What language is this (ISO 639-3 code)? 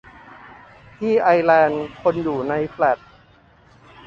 tha